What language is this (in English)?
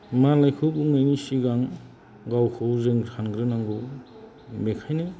Bodo